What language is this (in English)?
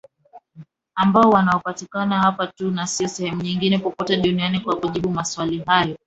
Swahili